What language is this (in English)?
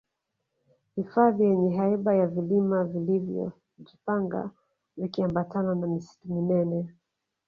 Swahili